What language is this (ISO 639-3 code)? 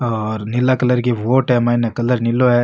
raj